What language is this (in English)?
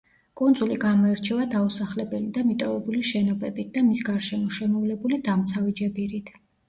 Georgian